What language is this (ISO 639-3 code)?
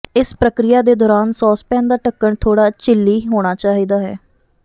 pan